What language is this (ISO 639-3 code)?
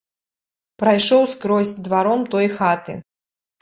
bel